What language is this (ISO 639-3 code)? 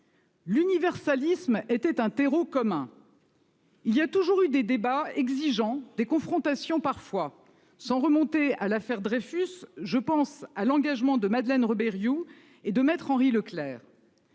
fra